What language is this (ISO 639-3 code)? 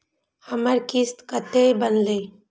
mai